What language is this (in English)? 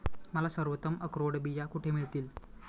Marathi